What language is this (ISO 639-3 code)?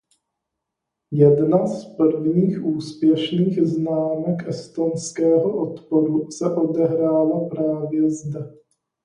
ces